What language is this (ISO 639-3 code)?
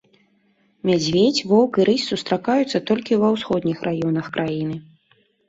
bel